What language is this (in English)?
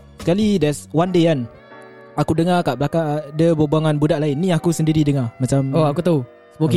Malay